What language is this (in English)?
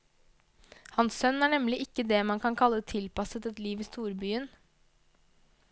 Norwegian